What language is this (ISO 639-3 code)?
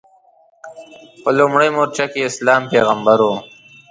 pus